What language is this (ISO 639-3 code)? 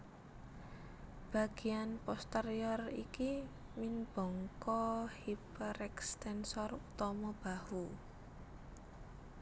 jav